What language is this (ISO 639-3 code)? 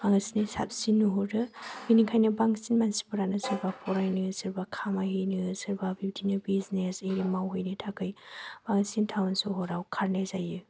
brx